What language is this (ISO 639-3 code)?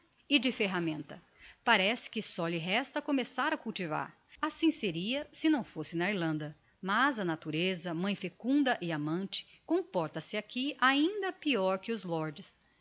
por